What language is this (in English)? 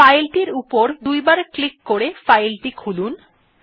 Bangla